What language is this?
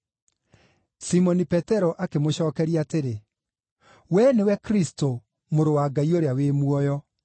Kikuyu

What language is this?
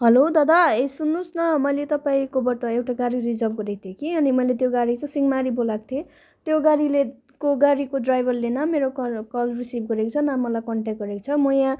Nepali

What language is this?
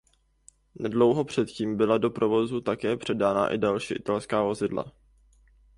Czech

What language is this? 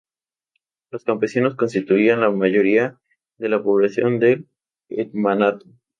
Spanish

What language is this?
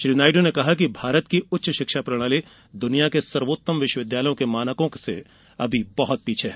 Hindi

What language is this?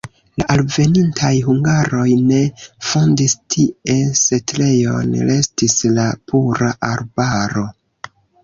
Esperanto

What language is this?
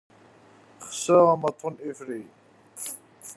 Kabyle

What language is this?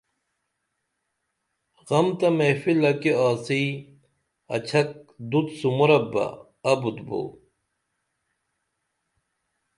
Dameli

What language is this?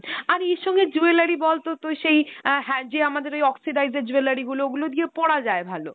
Bangla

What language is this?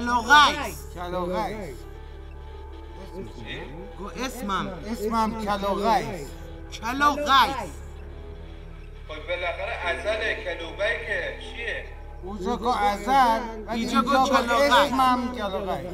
Persian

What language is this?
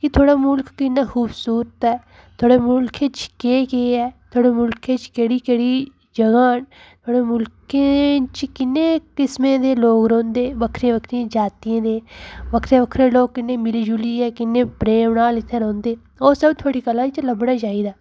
Dogri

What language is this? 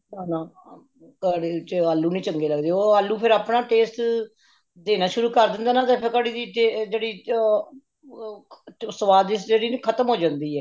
Punjabi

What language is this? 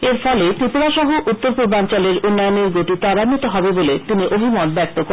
Bangla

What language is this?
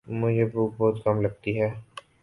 Urdu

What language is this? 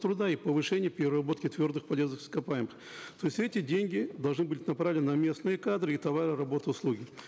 Kazakh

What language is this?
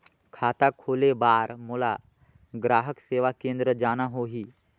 Chhattisgarhi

